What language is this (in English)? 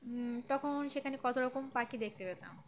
Bangla